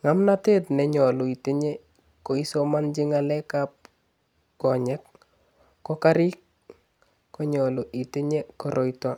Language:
Kalenjin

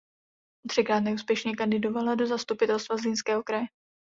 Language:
Czech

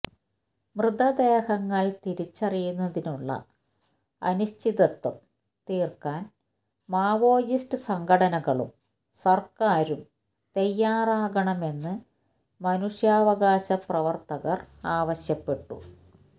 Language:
Malayalam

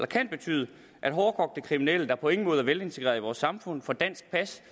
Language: Danish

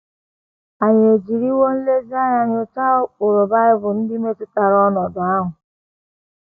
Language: Igbo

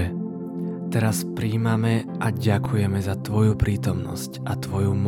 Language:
Czech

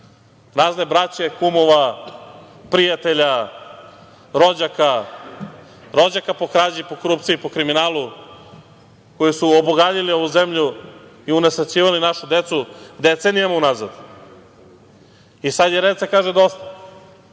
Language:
Serbian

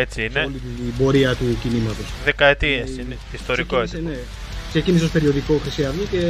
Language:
Greek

